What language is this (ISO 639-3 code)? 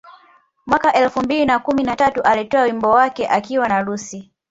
swa